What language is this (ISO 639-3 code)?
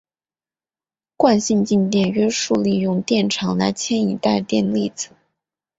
zho